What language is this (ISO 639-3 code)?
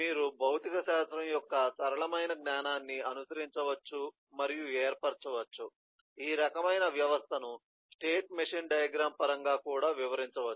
tel